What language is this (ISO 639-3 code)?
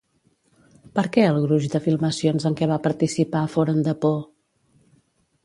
cat